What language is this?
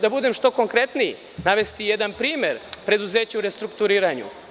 Serbian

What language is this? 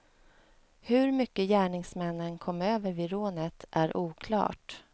Swedish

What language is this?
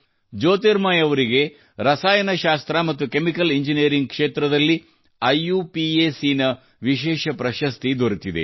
Kannada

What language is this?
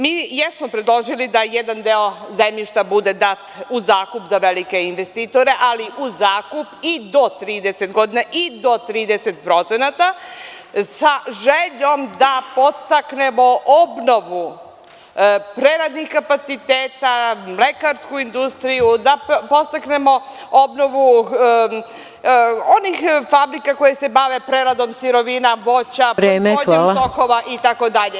Serbian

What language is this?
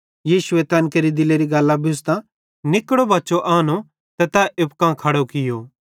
Bhadrawahi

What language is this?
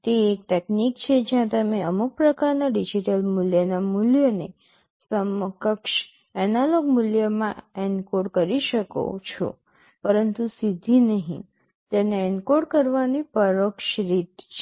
Gujarati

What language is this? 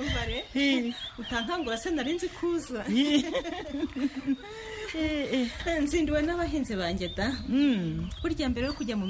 Swahili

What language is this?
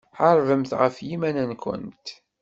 Kabyle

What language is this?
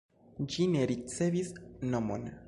Esperanto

